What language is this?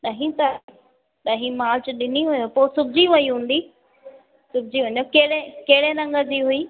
Sindhi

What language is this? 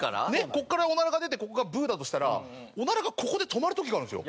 Japanese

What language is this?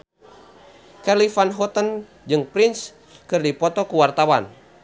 Sundanese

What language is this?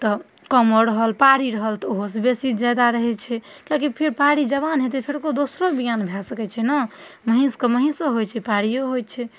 Maithili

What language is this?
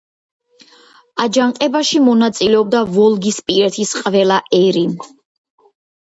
Georgian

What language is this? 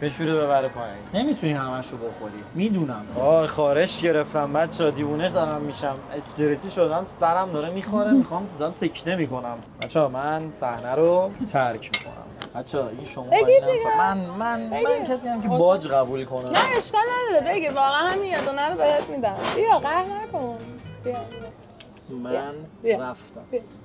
Persian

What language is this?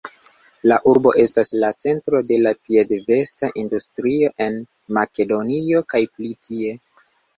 Esperanto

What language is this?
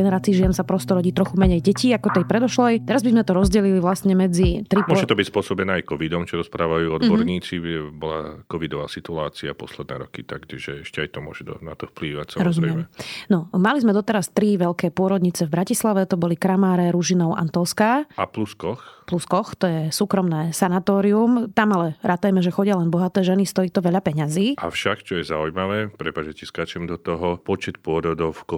Slovak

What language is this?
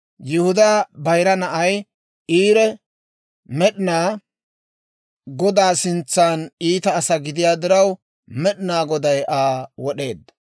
Dawro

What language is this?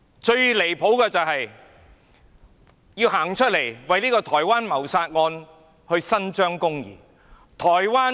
Cantonese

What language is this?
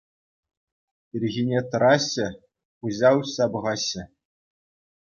Chuvash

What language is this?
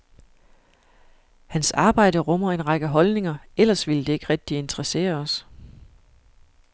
Danish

